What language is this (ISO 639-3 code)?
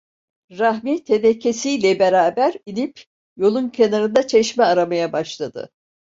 tur